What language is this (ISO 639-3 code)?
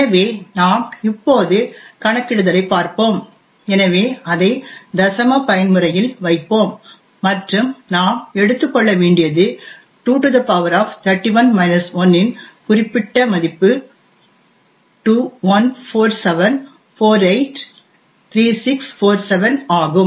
tam